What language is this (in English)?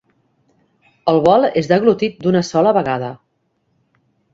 Catalan